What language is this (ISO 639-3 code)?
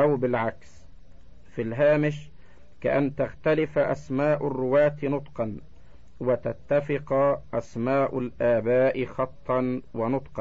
ara